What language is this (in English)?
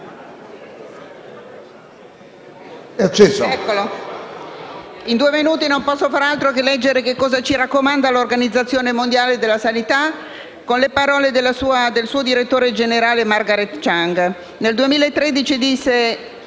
Italian